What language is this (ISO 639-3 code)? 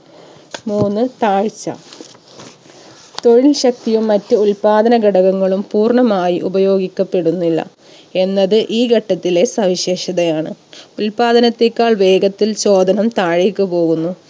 mal